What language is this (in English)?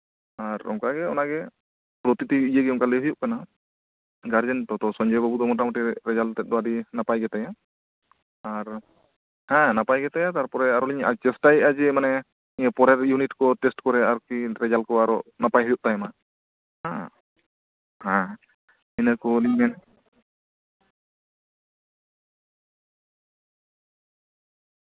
Santali